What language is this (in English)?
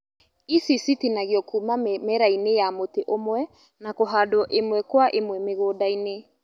Kikuyu